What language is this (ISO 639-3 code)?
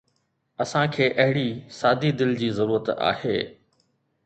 snd